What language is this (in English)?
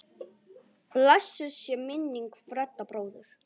Icelandic